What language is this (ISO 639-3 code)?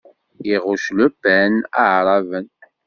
kab